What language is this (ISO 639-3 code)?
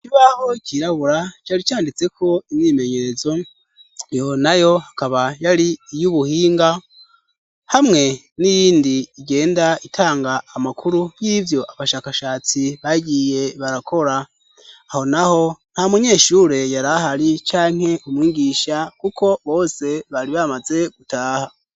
run